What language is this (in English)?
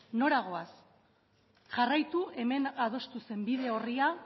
Basque